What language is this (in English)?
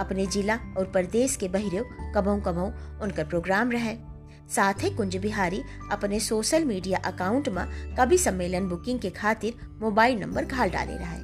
Hindi